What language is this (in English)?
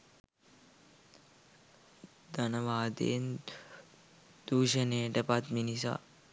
Sinhala